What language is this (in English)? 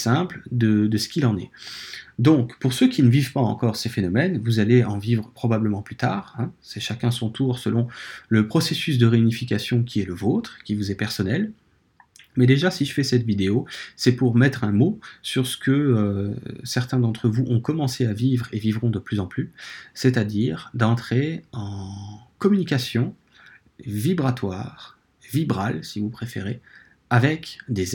French